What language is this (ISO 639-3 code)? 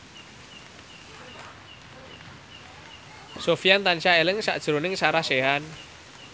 jav